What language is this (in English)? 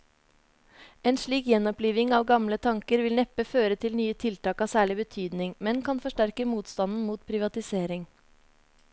Norwegian